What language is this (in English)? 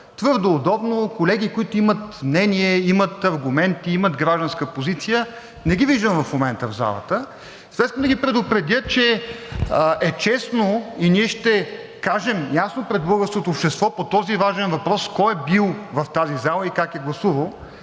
Bulgarian